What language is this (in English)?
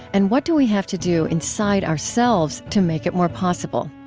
English